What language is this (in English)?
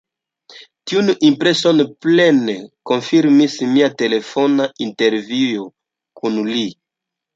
Esperanto